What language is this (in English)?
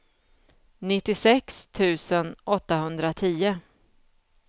Swedish